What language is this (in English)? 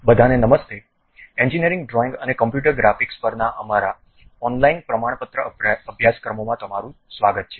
Gujarati